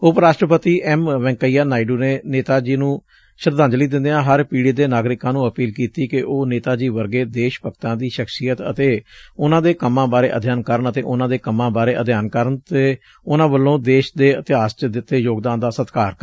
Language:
Punjabi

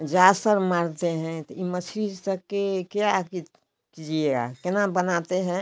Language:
Hindi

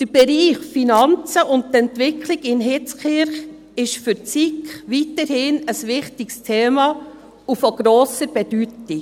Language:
Swiss German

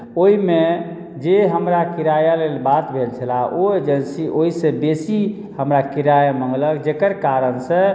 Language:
Maithili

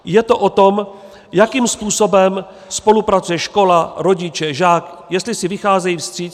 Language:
Czech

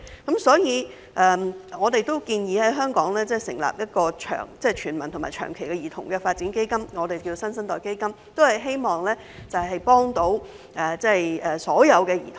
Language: Cantonese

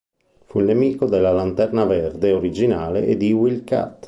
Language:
Italian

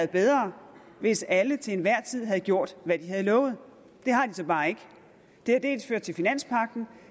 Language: Danish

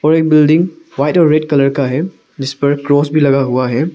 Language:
Hindi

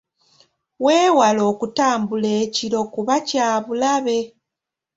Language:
Ganda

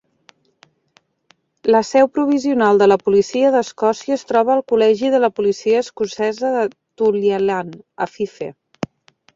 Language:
Catalan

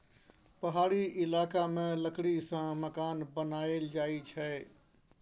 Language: Maithili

